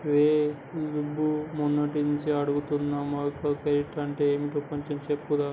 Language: Telugu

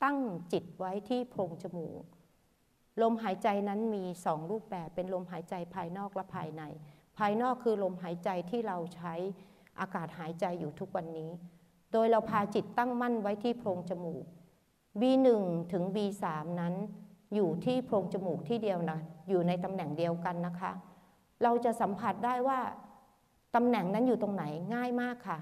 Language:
Thai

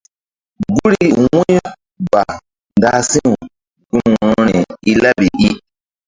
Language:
Mbum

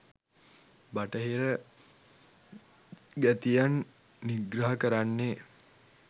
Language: Sinhala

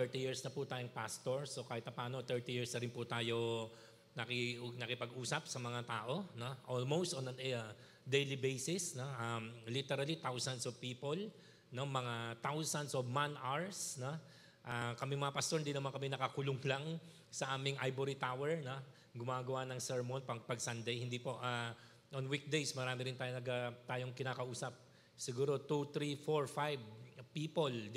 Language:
Filipino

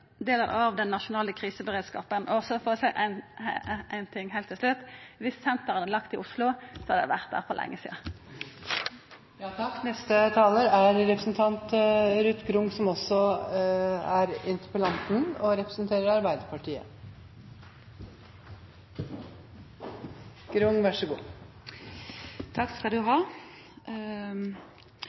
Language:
Norwegian Nynorsk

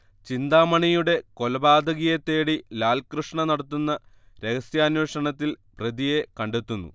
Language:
Malayalam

